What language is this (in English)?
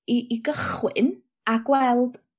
Welsh